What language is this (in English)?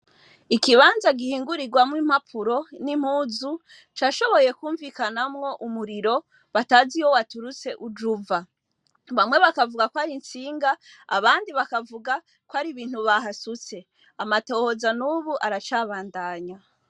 Rundi